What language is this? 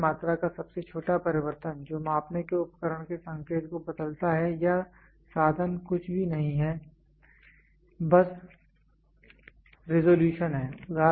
Hindi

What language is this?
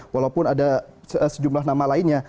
Indonesian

